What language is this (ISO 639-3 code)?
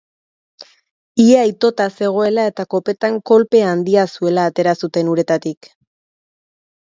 eus